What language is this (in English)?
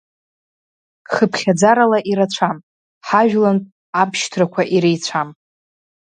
Abkhazian